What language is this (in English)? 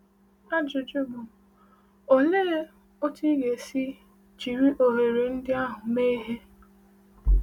Igbo